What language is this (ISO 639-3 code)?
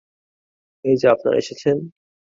ben